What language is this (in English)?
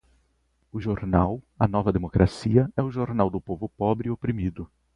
Portuguese